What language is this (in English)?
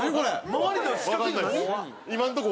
Japanese